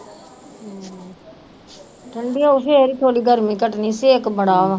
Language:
Punjabi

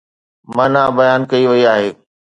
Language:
Sindhi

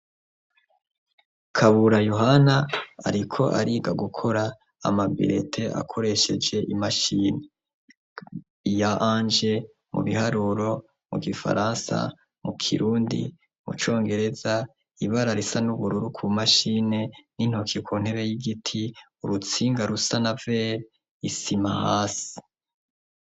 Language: Rundi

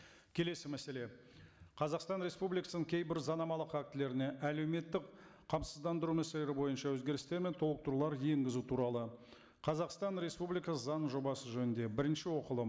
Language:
Kazakh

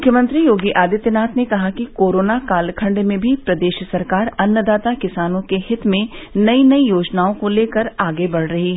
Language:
Hindi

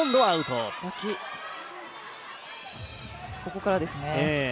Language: Japanese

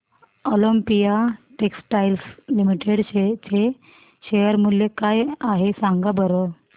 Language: Marathi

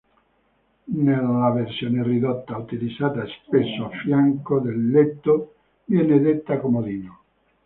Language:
Italian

